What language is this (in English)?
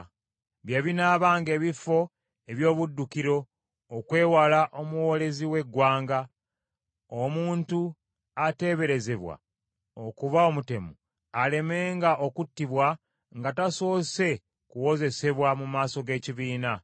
Ganda